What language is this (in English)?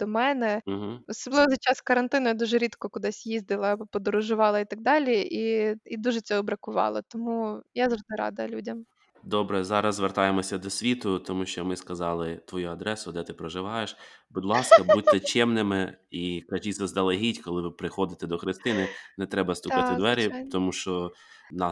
Ukrainian